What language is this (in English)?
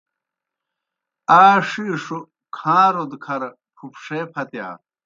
Kohistani Shina